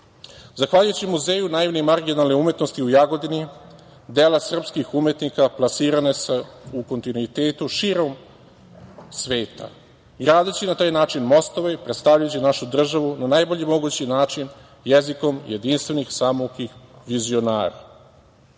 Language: Serbian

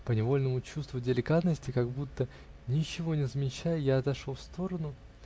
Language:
Russian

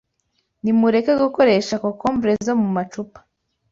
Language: Kinyarwanda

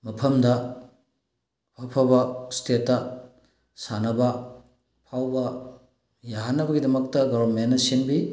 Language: Manipuri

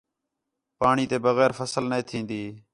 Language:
Khetrani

